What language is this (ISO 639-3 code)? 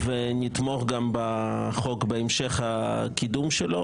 heb